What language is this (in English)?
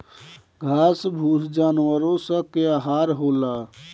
Bhojpuri